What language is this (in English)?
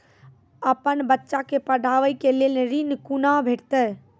Maithili